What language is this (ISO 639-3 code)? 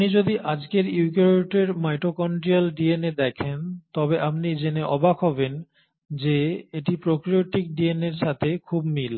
ben